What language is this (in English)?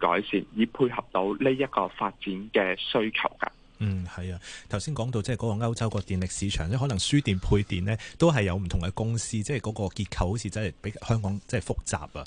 Chinese